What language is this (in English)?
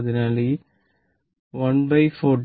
Malayalam